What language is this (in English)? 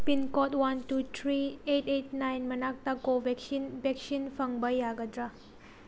Manipuri